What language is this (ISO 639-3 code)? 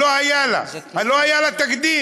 heb